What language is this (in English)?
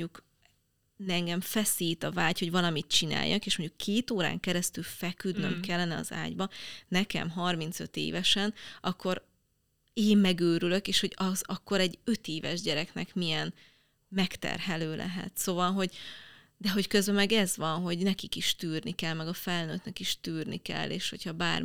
Hungarian